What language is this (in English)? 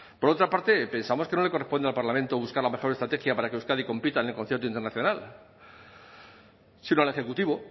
Spanish